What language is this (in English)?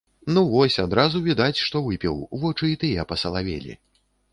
Belarusian